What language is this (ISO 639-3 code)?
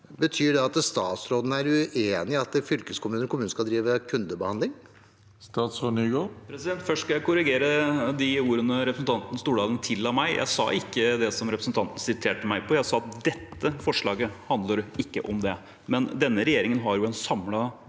nor